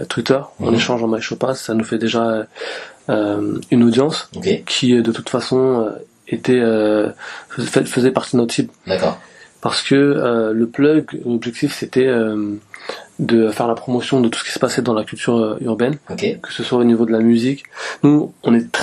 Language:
French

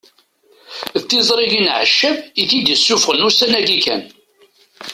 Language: Kabyle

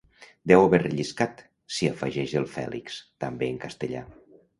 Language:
Catalan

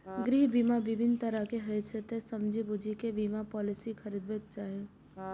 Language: Maithili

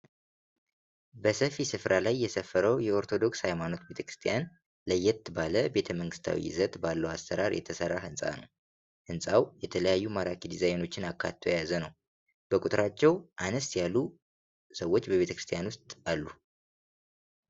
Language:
Amharic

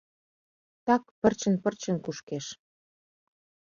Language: Mari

